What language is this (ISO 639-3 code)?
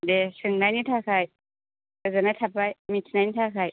brx